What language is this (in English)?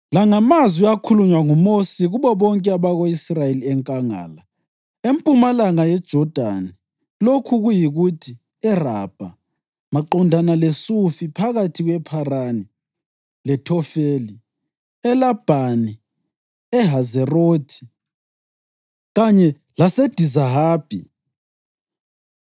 North Ndebele